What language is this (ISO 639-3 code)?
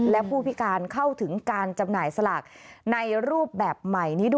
tha